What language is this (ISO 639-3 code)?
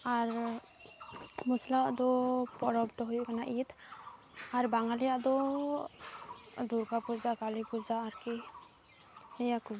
sat